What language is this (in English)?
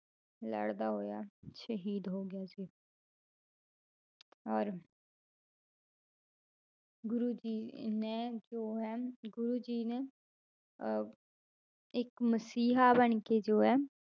Punjabi